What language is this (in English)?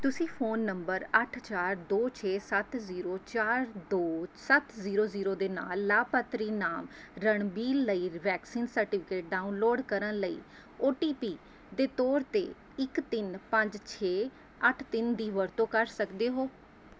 Punjabi